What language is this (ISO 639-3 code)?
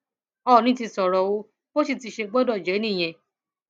yor